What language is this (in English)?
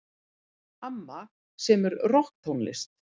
Icelandic